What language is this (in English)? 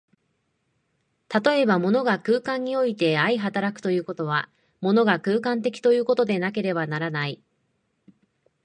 Japanese